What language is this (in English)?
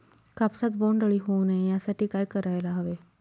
Marathi